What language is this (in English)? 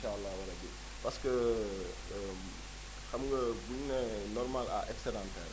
Wolof